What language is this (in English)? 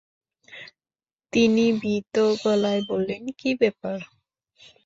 Bangla